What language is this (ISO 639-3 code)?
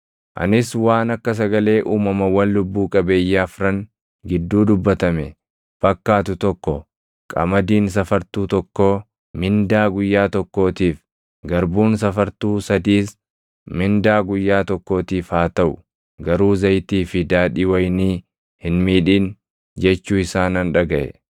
orm